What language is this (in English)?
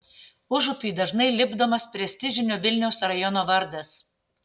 Lithuanian